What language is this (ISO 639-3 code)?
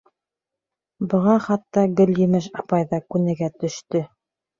bak